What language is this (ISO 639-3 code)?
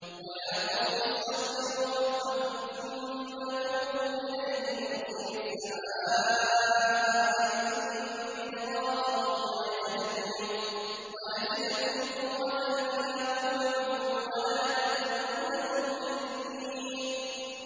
ara